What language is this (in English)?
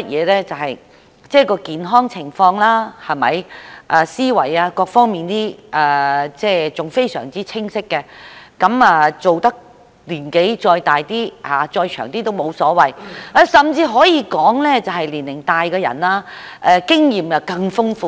Cantonese